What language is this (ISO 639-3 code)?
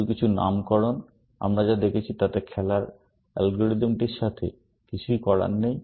ben